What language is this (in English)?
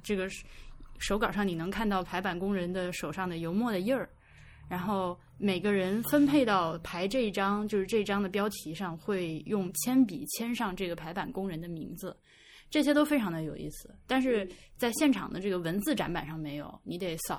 Chinese